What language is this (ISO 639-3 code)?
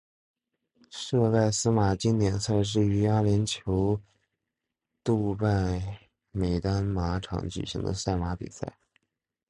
zho